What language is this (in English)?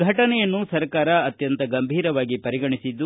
Kannada